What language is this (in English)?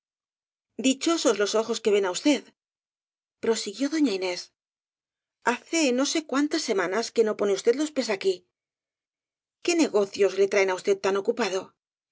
Spanish